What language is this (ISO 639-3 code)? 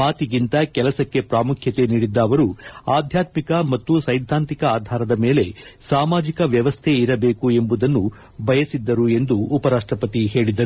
kan